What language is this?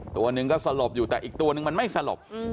Thai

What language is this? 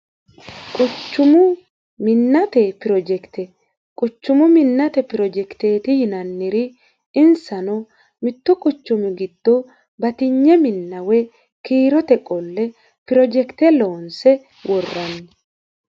Sidamo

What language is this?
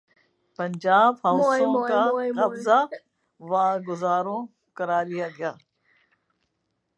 Urdu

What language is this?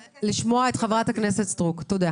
Hebrew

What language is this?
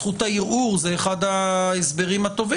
Hebrew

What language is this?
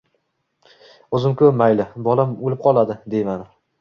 Uzbek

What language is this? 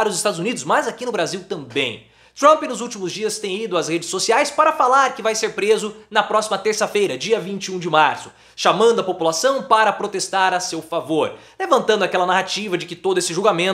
Portuguese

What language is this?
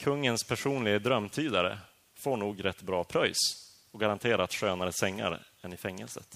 Swedish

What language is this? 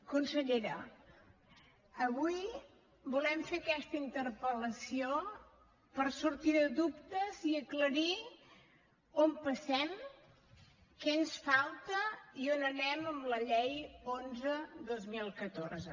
Catalan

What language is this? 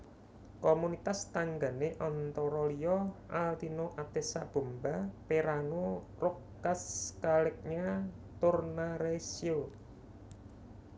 Javanese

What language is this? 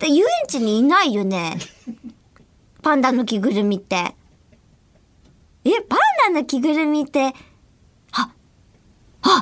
Japanese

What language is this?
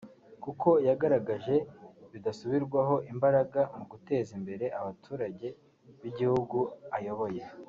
Kinyarwanda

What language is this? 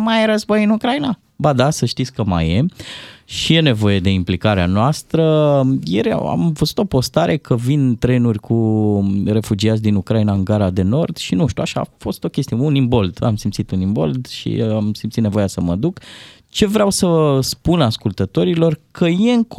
Romanian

